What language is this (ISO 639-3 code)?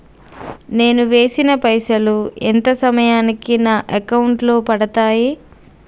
tel